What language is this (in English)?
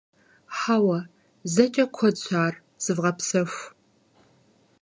Kabardian